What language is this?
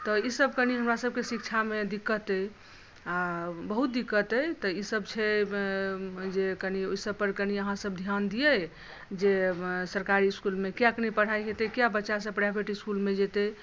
Maithili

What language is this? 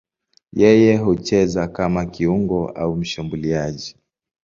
Swahili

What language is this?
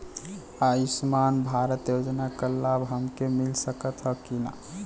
Bhojpuri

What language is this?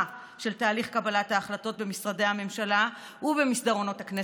Hebrew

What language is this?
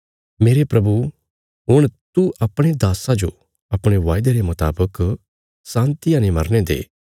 Bilaspuri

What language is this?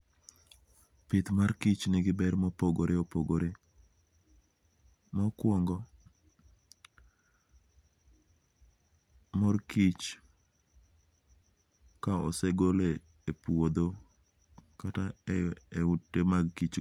Luo (Kenya and Tanzania)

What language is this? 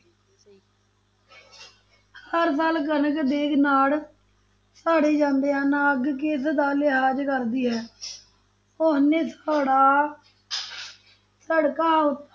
Punjabi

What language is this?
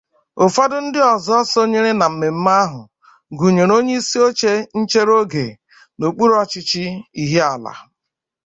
Igbo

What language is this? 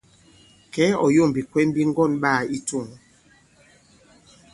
Bankon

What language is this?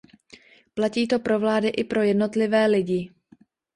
Czech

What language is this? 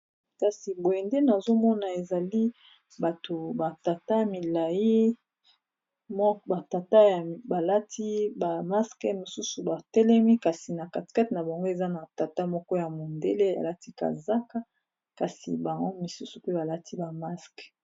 Lingala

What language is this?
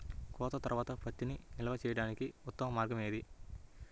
Telugu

